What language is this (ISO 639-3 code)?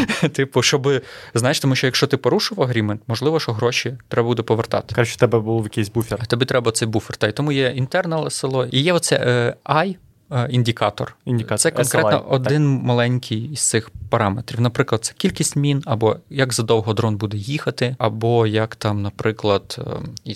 ukr